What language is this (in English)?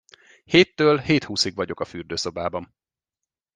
Hungarian